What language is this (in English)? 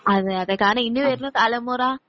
Malayalam